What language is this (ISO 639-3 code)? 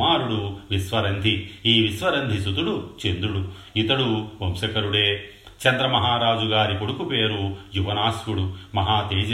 tel